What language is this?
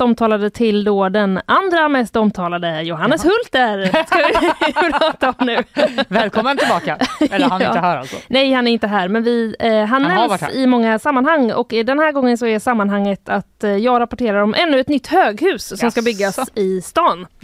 Swedish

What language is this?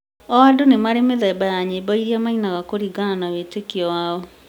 Kikuyu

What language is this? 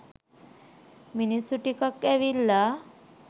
Sinhala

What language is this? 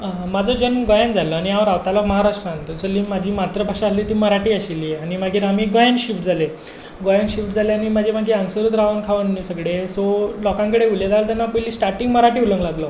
Konkani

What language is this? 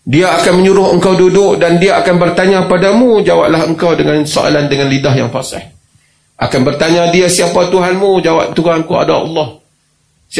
Malay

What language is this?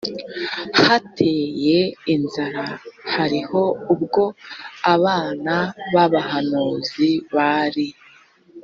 Kinyarwanda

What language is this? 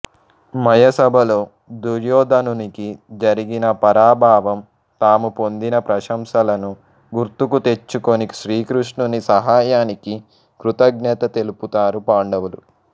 Telugu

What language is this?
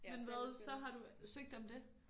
Danish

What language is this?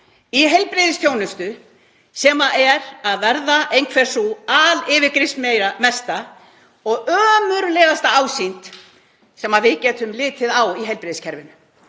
Icelandic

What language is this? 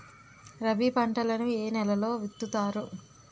Telugu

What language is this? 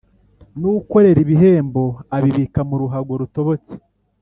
Kinyarwanda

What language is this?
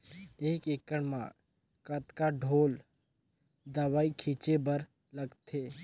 Chhattisgarhi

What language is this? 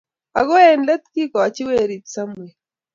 Kalenjin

